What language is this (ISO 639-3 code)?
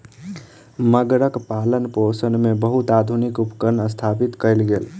mai